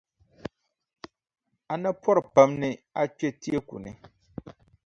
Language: Dagbani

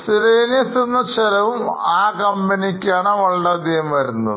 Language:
Malayalam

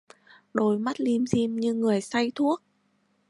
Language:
Vietnamese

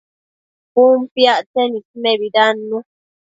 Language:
Matsés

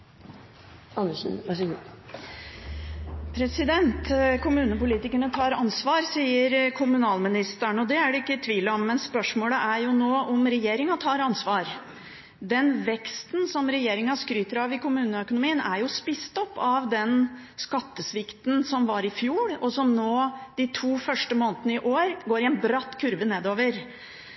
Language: Norwegian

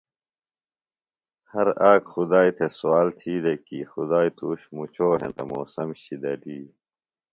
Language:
Phalura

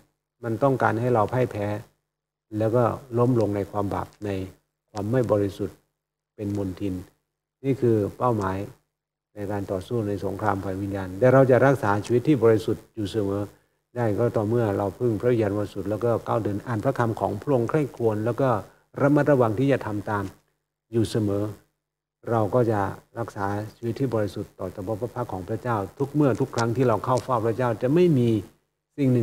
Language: Thai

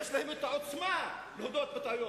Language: Hebrew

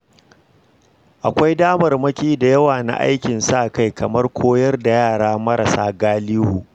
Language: Hausa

